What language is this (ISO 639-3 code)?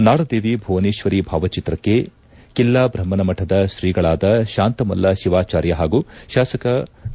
kan